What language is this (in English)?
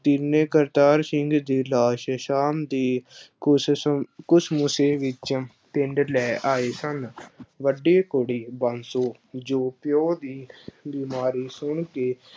Punjabi